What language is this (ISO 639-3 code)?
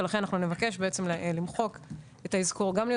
heb